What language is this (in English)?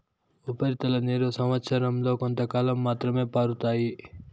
Telugu